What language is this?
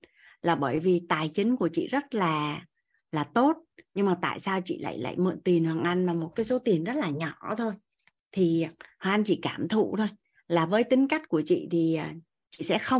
Vietnamese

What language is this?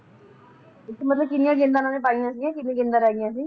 Punjabi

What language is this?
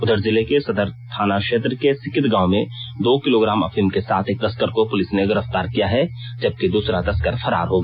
Hindi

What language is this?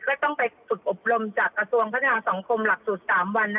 Thai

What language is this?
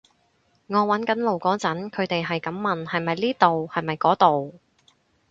Cantonese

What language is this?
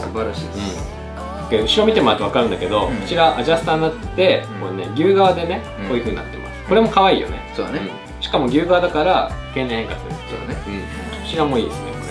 Japanese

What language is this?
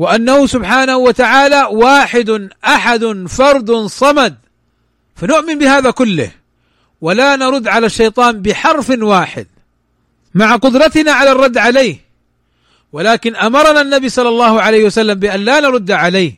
Arabic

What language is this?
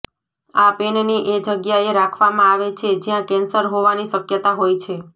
Gujarati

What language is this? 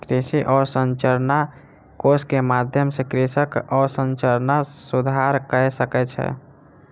Maithili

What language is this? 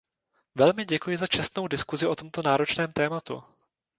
Czech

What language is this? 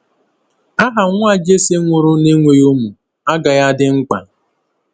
Igbo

